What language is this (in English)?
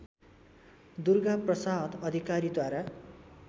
Nepali